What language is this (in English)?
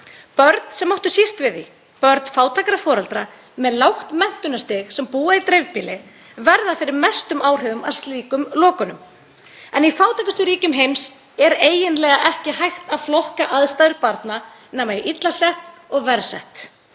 Icelandic